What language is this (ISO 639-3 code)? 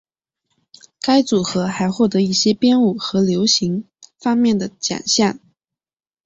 zho